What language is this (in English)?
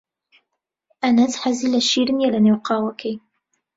Central Kurdish